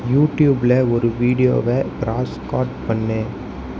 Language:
Tamil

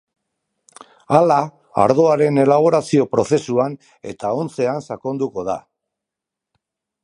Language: Basque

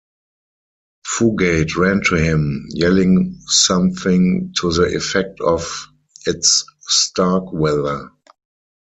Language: English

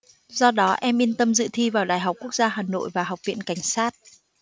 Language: Vietnamese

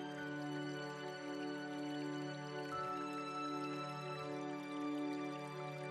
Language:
Turkish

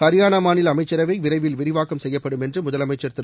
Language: Tamil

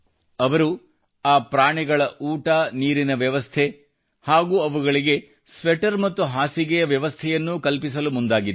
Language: Kannada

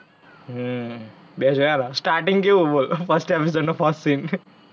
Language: Gujarati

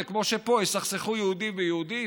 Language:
Hebrew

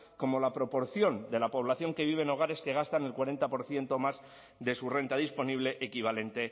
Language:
Spanish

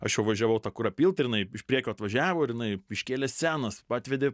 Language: Lithuanian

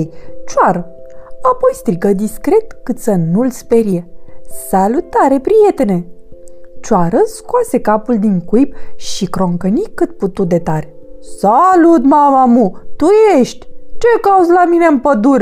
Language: Romanian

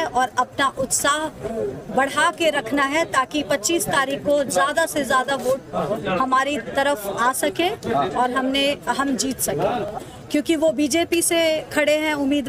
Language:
Hindi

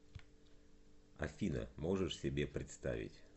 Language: Russian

